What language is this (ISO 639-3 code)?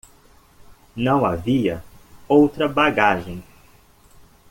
por